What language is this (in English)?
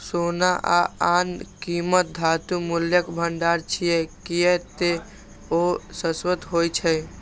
Maithili